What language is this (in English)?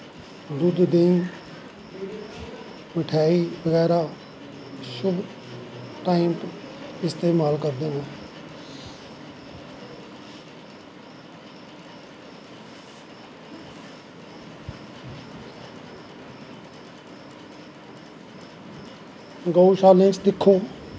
Dogri